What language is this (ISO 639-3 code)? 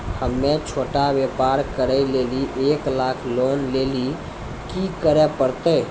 mai